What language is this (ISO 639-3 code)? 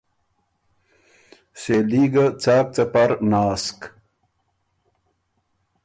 oru